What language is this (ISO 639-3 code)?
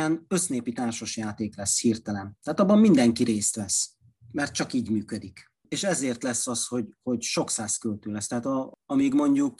hun